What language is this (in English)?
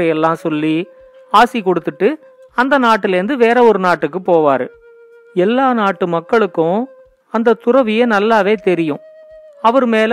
Tamil